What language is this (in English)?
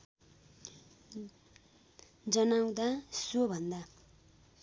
Nepali